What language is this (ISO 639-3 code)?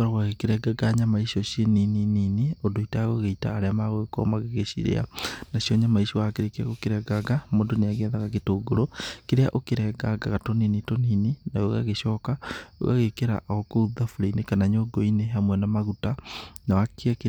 kik